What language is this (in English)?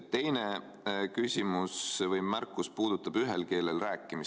Estonian